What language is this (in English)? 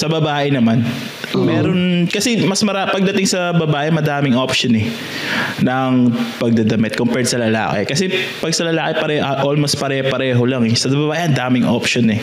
Filipino